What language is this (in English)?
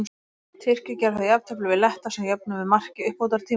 Icelandic